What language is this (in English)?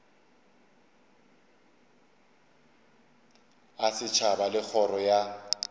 Northern Sotho